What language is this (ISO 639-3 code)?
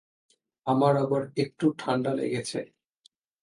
ben